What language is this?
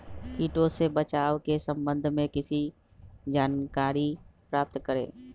Magahi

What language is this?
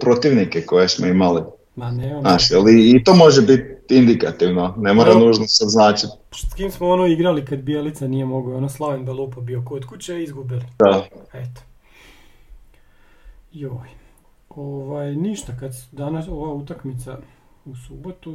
Croatian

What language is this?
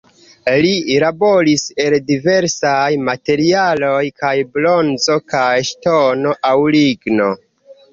Esperanto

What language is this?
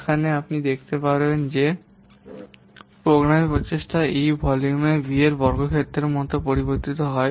Bangla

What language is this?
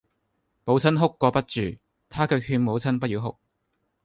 Cantonese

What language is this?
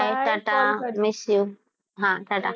Gujarati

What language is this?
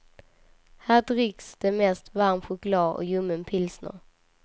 Swedish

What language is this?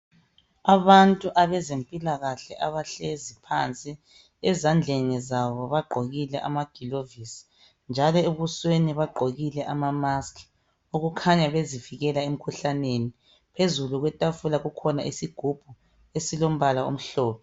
North Ndebele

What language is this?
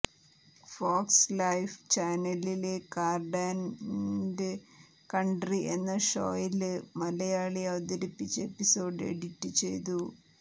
Malayalam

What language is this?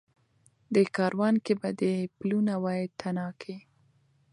Pashto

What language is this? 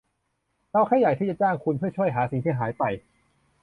Thai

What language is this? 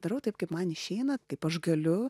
Lithuanian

